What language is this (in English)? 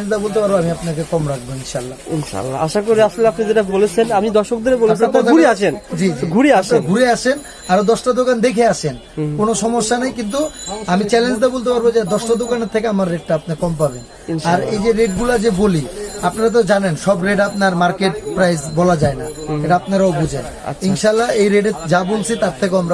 Bangla